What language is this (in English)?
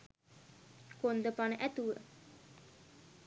Sinhala